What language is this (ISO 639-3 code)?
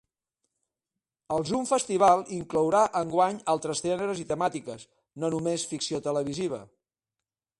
cat